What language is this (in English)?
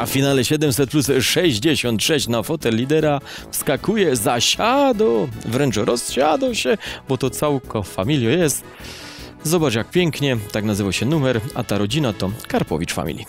Polish